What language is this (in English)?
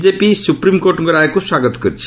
Odia